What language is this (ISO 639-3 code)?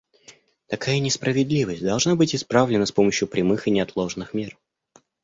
rus